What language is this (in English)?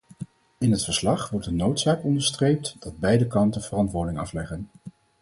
Dutch